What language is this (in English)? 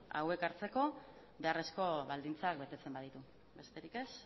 Basque